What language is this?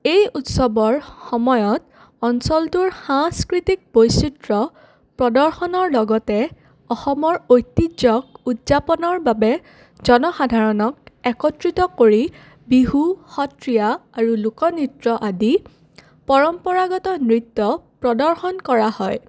Assamese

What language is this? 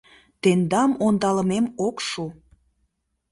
Mari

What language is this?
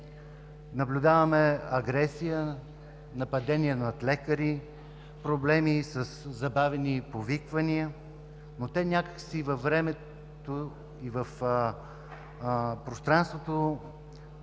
Bulgarian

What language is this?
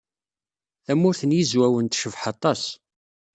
Kabyle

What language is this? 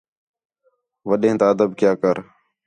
Khetrani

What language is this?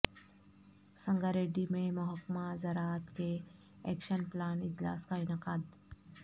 Urdu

